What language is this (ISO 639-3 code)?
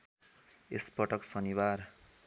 nep